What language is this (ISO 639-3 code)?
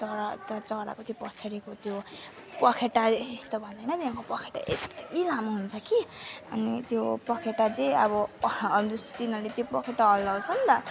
nep